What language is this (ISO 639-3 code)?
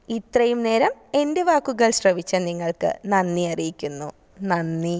mal